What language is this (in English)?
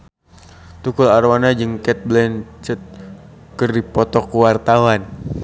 Sundanese